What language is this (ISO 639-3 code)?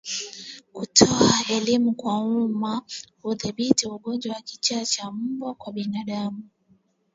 swa